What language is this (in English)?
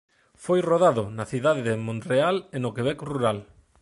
Galician